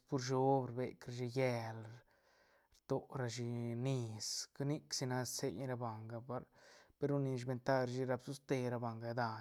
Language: Santa Catarina Albarradas Zapotec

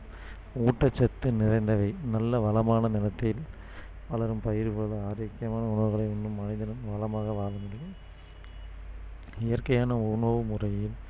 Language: Tamil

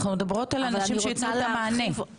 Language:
Hebrew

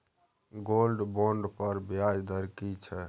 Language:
Maithili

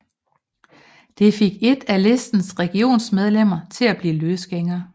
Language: Danish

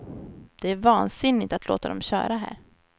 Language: Swedish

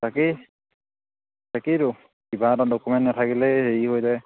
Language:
Assamese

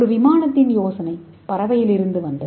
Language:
Tamil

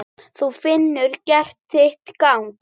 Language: Icelandic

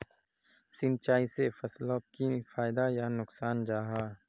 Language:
Magahi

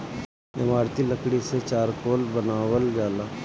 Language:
Bhojpuri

